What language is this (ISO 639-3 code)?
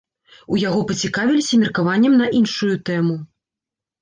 bel